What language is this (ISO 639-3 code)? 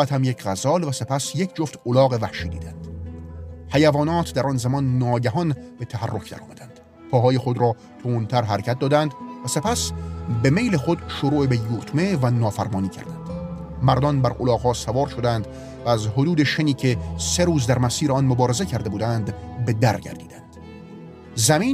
fas